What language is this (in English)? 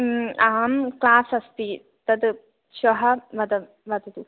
Sanskrit